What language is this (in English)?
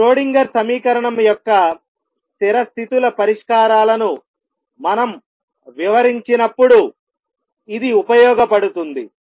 Telugu